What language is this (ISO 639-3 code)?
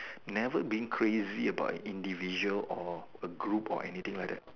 eng